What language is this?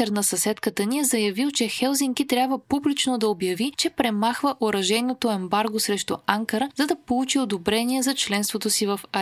Bulgarian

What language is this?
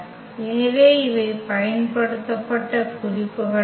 Tamil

